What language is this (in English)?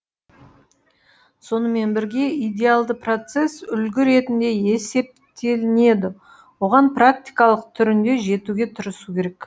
Kazakh